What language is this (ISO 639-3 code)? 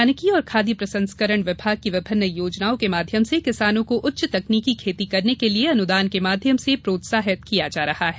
hin